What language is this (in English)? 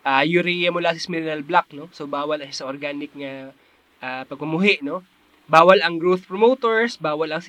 Filipino